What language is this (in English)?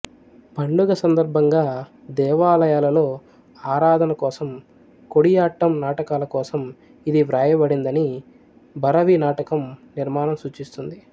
Telugu